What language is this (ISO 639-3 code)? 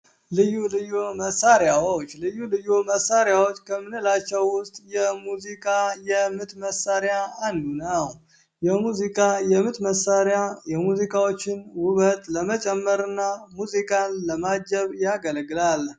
amh